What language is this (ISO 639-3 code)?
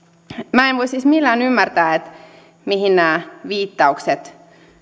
fin